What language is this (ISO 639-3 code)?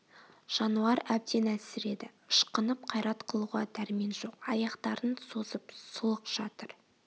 kaz